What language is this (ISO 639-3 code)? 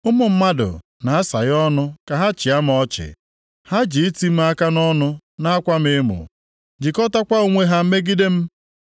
ibo